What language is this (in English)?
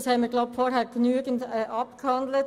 Swiss German